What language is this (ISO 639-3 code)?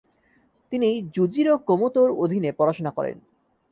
ben